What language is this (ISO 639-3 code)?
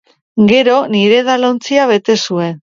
eus